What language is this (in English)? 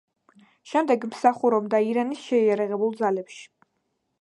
Georgian